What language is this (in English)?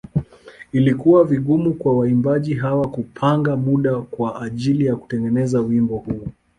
Swahili